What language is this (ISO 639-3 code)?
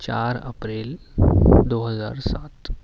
urd